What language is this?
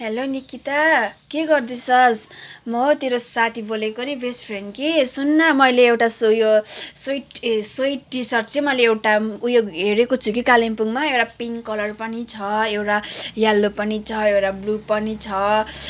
Nepali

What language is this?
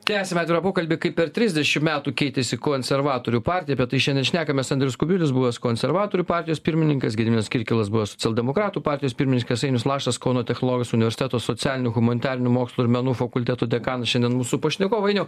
Lithuanian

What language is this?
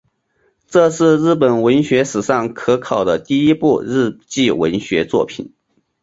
Chinese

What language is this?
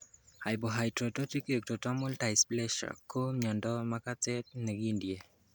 Kalenjin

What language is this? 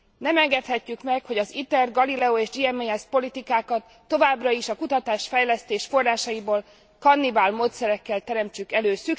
Hungarian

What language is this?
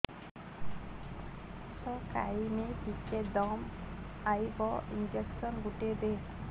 Odia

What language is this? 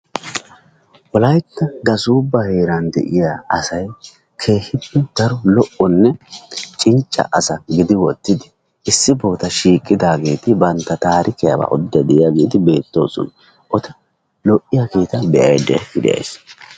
Wolaytta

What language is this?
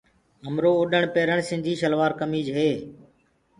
Gurgula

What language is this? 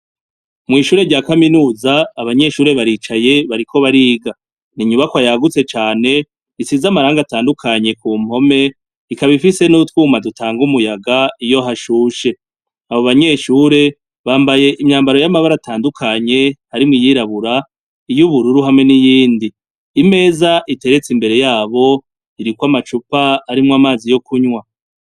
Rundi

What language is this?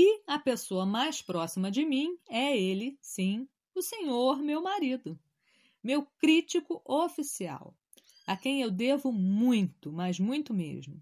Portuguese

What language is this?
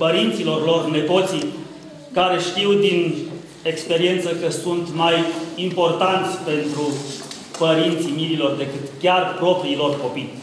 Romanian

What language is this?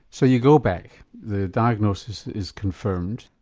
English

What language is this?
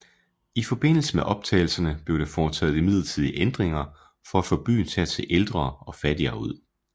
Danish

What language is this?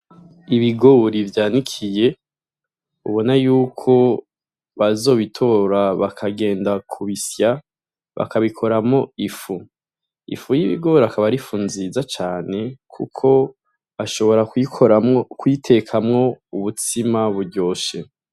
Rundi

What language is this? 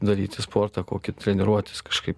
Lithuanian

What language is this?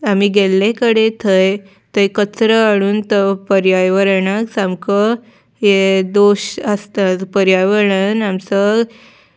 Konkani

